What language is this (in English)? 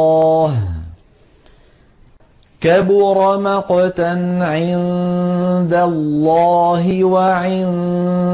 Arabic